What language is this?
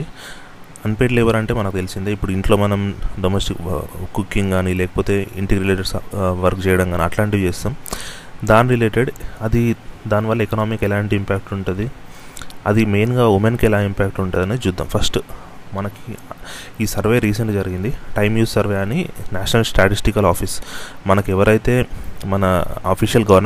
Telugu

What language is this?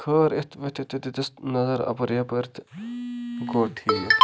Kashmiri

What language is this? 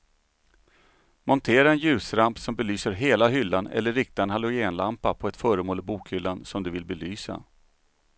Swedish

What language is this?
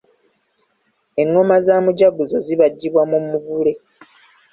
Ganda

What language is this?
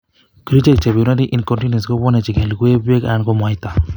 Kalenjin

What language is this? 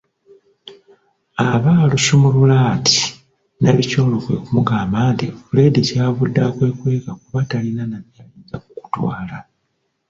Ganda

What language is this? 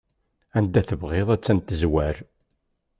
Kabyle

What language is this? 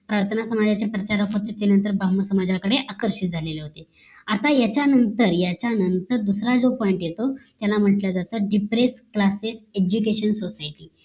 Marathi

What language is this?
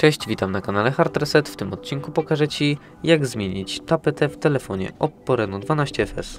Polish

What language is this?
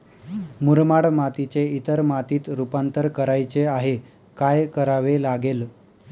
Marathi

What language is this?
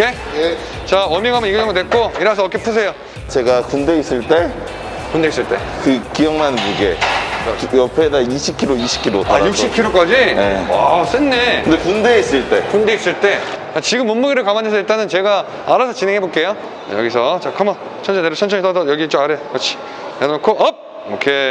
Korean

